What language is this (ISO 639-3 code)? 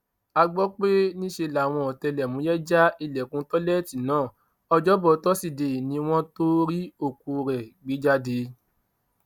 yor